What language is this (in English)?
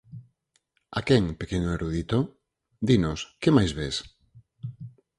Galician